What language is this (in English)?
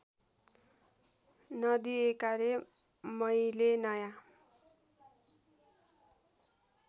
Nepali